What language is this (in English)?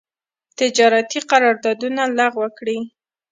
Pashto